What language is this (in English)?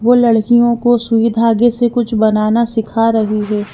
Hindi